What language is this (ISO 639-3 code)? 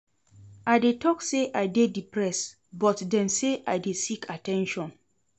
pcm